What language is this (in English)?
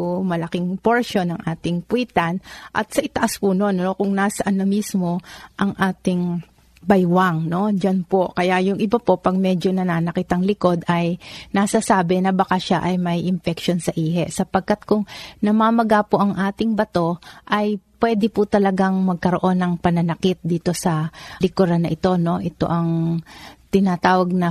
Filipino